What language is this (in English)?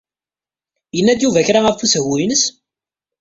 Kabyle